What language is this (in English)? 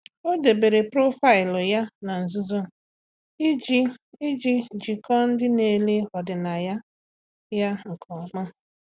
Igbo